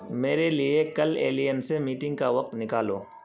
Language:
Urdu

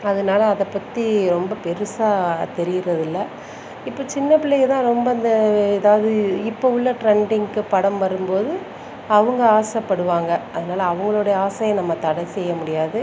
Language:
Tamil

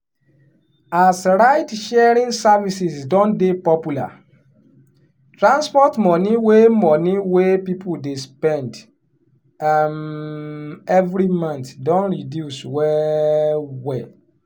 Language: Nigerian Pidgin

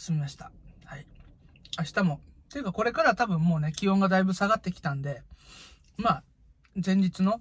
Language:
Japanese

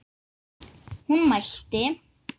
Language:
Icelandic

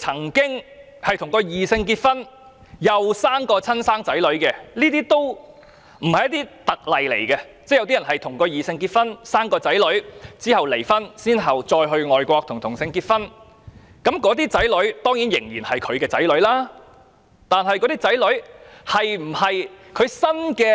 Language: Cantonese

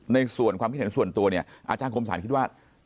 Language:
Thai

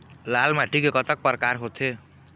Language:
Chhattisgarhi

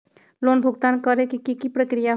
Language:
Magahi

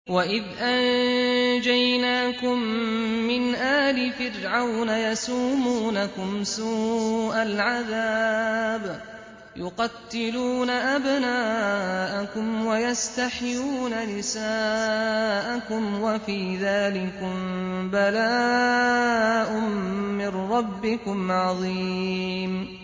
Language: Arabic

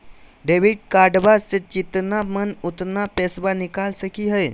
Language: Magahi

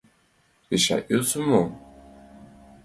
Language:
Mari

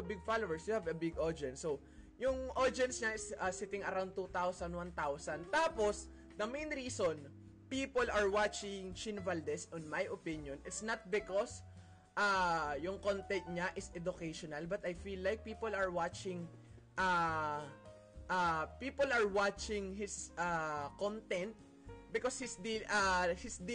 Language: Filipino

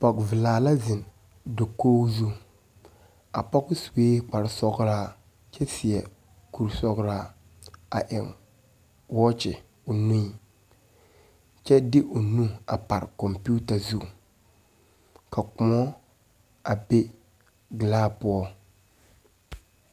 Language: Southern Dagaare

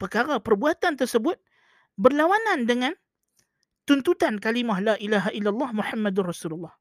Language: Malay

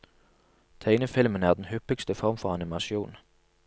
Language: Norwegian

